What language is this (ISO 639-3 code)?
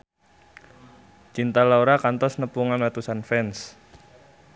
sun